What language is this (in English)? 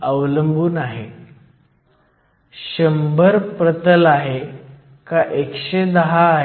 Marathi